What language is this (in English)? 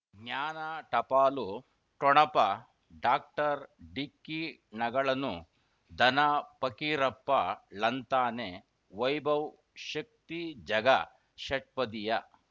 Kannada